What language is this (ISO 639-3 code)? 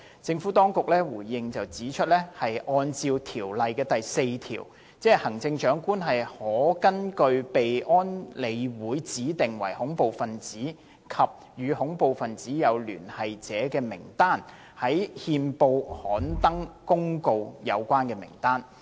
yue